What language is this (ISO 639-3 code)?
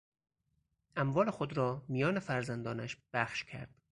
fas